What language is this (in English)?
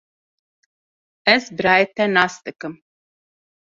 Kurdish